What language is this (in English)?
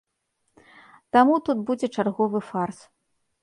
Belarusian